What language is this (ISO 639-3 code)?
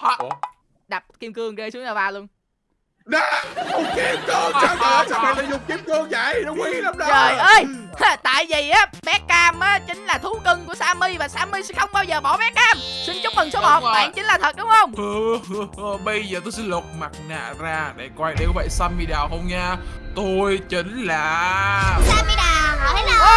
vie